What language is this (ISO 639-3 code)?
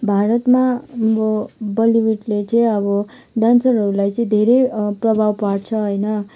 nep